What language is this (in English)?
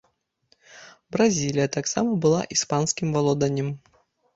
Belarusian